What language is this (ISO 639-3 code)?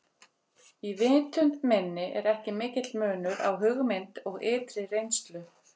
isl